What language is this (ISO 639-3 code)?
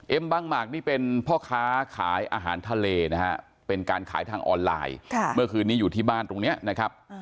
tha